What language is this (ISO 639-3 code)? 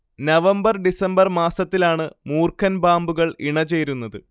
mal